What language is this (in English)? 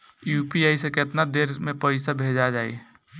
Bhojpuri